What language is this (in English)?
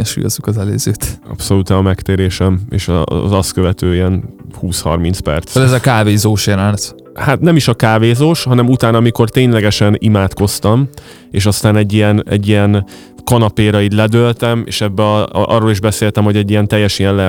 Hungarian